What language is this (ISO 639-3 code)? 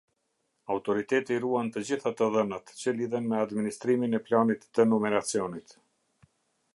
sqi